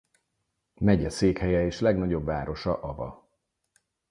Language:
Hungarian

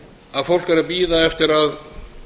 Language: Icelandic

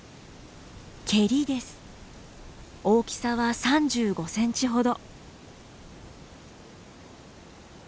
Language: Japanese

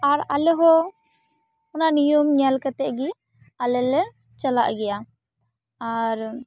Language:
Santali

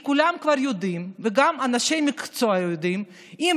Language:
Hebrew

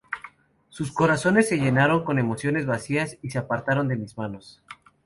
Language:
Spanish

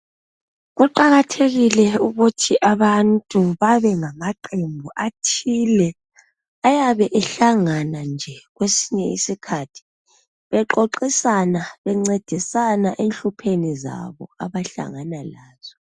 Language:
North Ndebele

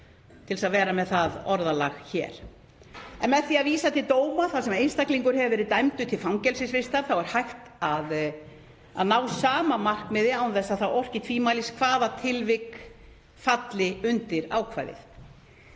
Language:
Icelandic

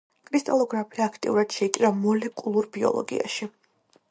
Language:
Georgian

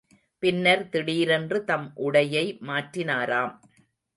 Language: Tamil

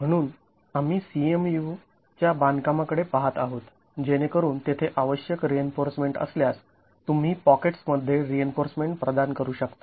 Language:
Marathi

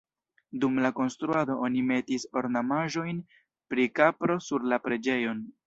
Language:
Esperanto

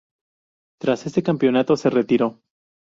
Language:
Spanish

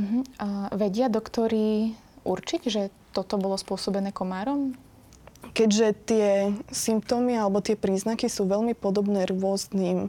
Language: Slovak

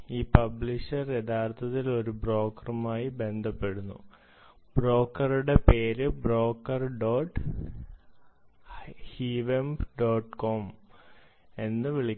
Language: Malayalam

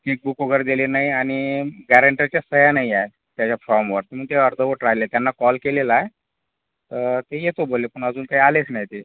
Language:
Marathi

